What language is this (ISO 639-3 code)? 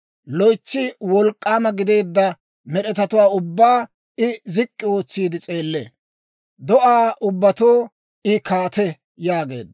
dwr